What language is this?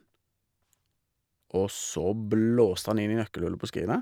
Norwegian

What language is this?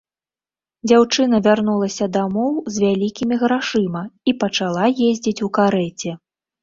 Belarusian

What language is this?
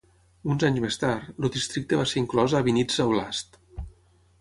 Catalan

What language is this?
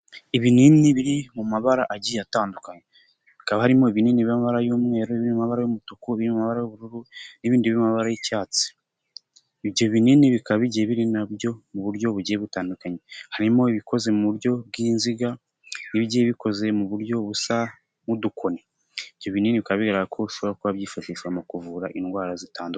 Kinyarwanda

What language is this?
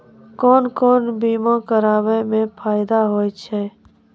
Maithili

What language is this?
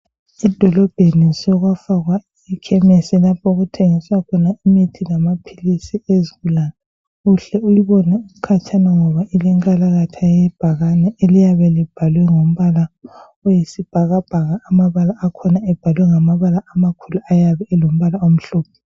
North Ndebele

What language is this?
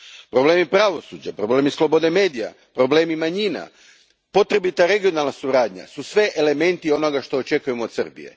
Croatian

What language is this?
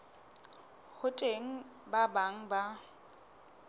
Southern Sotho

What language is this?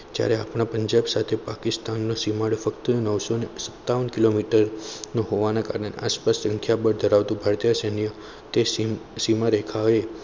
Gujarati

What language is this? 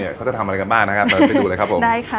Thai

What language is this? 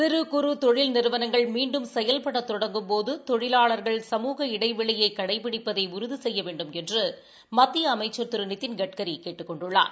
Tamil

